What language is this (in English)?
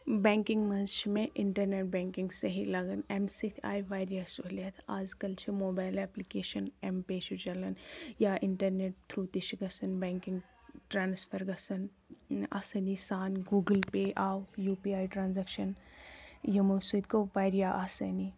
Kashmiri